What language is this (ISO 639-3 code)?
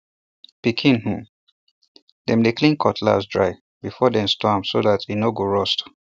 pcm